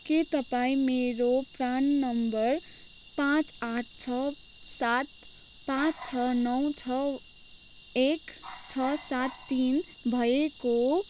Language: Nepali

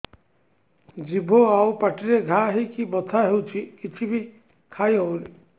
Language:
Odia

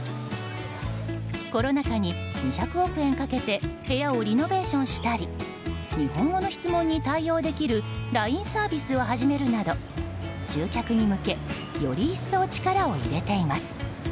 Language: Japanese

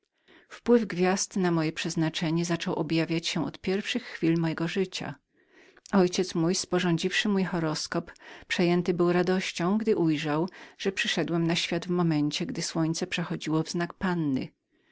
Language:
Polish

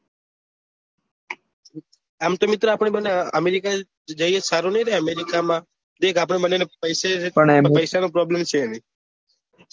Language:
Gujarati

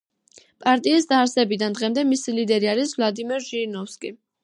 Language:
Georgian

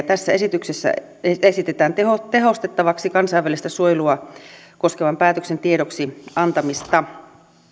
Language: Finnish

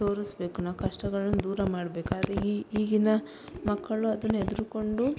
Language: Kannada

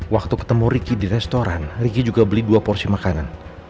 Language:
Indonesian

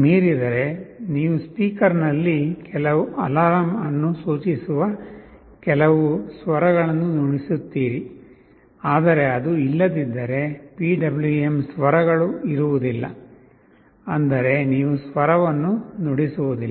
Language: Kannada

